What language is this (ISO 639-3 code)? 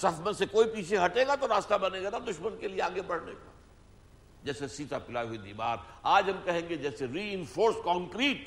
urd